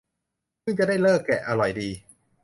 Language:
Thai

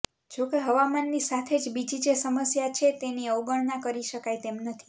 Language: Gujarati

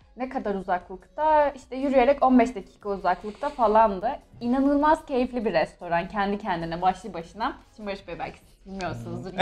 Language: Turkish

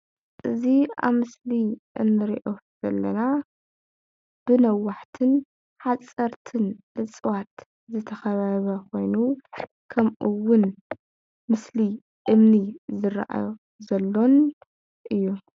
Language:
Tigrinya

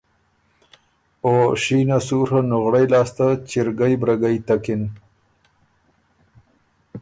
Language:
Ormuri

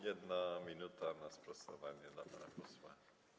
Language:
Polish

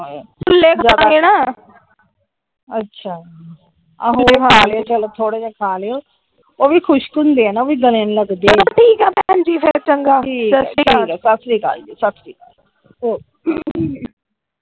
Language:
Punjabi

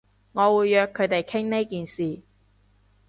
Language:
Cantonese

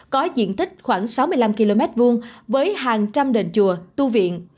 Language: Vietnamese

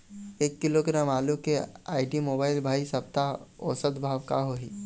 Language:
Chhattisgarhi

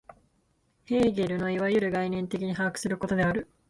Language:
Japanese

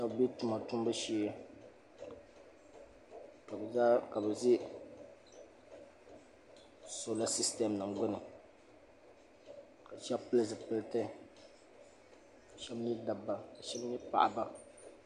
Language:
Dagbani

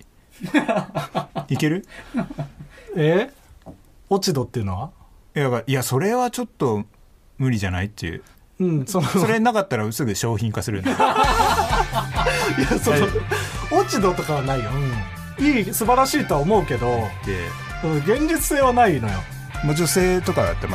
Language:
Japanese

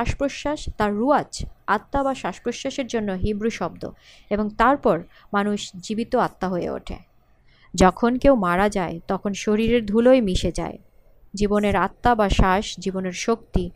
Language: Bangla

